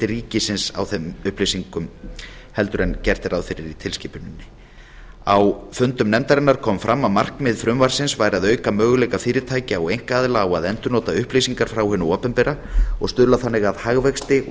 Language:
Icelandic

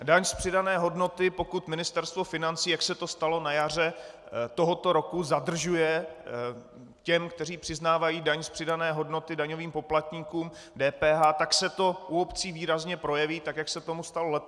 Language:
Czech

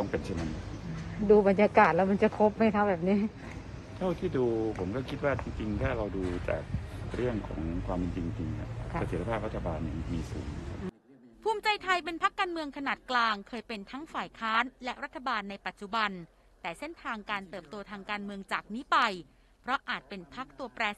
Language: Thai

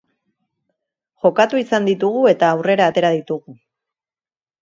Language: Basque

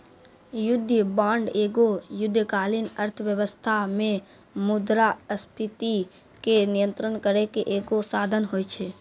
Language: Maithili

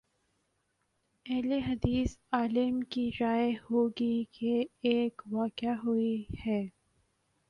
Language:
Urdu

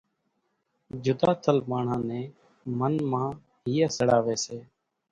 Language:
Kachi Koli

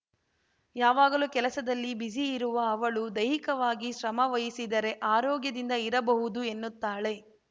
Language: Kannada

